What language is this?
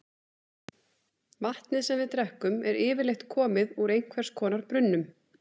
Icelandic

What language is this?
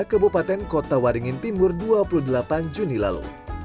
Indonesian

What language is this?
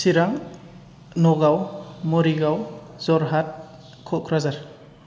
Bodo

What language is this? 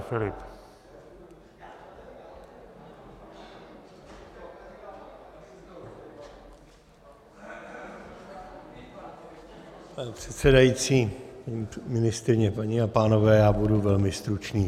Czech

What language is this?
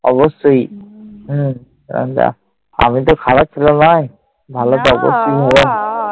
Bangla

